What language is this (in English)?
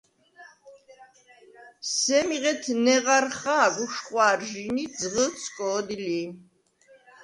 Svan